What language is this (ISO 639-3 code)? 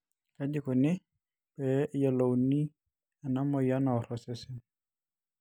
mas